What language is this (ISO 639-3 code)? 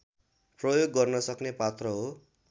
nep